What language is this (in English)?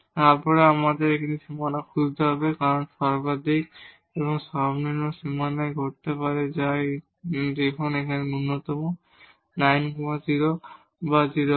Bangla